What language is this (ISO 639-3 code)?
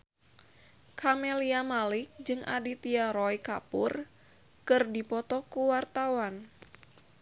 sun